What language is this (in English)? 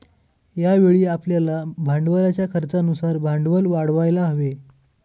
Marathi